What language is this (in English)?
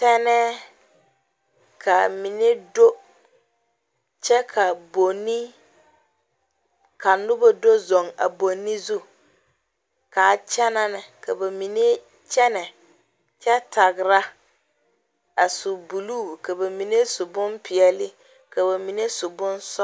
Southern Dagaare